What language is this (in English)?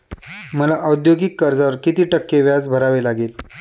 Marathi